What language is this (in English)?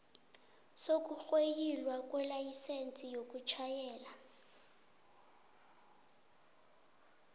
South Ndebele